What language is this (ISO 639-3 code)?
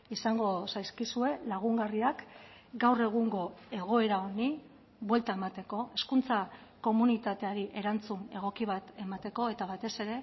eus